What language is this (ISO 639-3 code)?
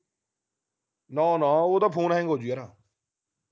pan